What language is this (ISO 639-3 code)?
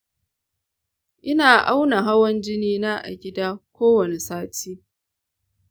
hau